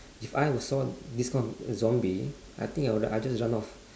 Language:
English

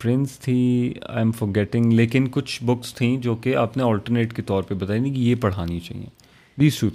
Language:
Urdu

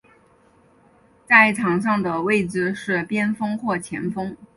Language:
Chinese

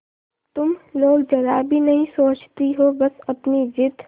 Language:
Hindi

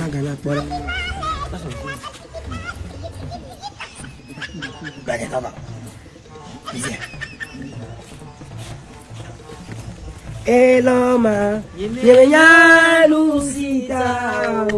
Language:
French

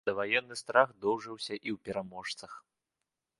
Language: Belarusian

